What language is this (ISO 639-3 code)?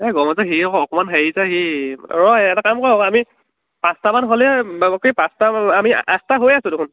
asm